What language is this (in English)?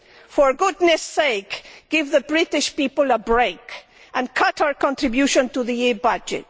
English